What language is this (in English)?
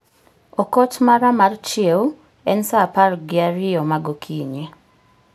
Luo (Kenya and Tanzania)